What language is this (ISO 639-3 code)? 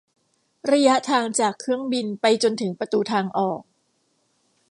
tha